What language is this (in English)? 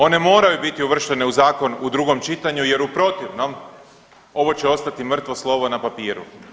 Croatian